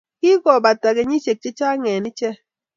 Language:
Kalenjin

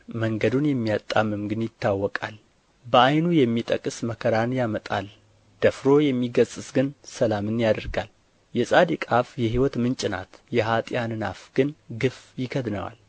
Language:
Amharic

